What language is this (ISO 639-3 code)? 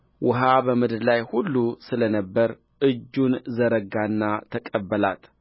amh